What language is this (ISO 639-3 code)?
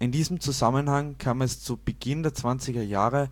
deu